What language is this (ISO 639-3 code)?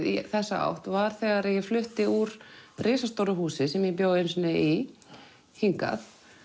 isl